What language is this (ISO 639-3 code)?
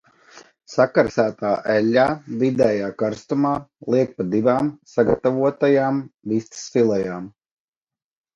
lav